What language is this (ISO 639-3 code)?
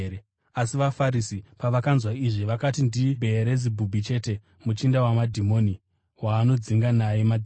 sna